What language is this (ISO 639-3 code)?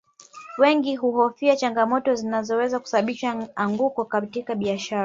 swa